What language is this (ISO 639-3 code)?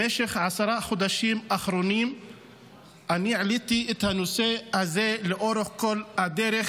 heb